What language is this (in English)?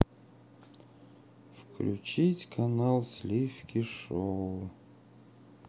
Russian